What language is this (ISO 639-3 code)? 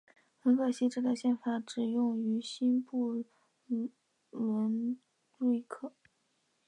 zho